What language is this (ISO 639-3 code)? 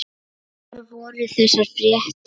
isl